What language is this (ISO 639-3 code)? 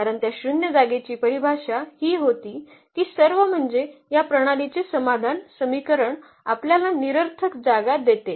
mar